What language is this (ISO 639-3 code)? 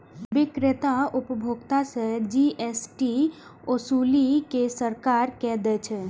mai